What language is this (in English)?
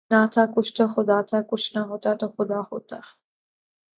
Urdu